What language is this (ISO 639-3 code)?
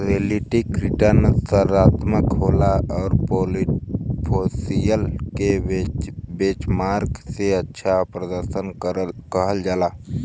bho